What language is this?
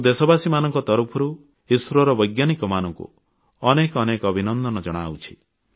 Odia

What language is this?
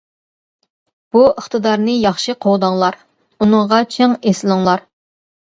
Uyghur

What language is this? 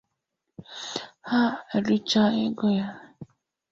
Igbo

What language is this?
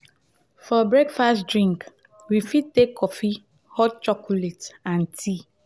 Nigerian Pidgin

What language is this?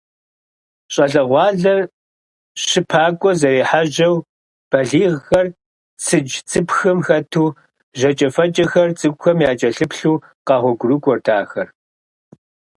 Kabardian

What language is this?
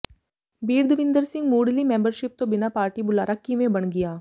Punjabi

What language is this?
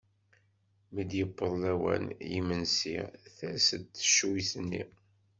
Kabyle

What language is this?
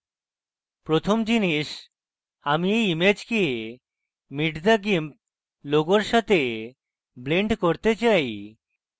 Bangla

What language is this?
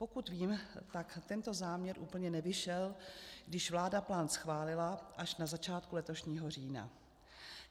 Czech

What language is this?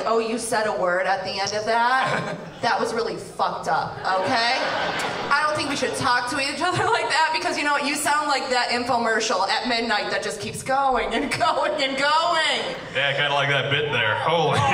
English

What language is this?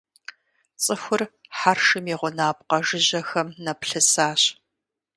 Kabardian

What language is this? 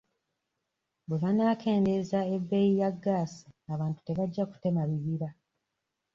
Ganda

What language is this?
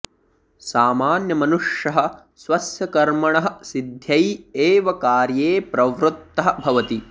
Sanskrit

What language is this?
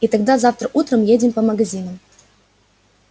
Russian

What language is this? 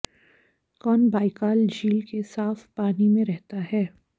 Hindi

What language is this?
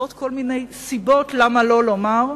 Hebrew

